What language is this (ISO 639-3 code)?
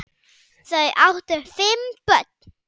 isl